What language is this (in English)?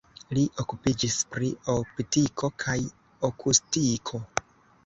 Esperanto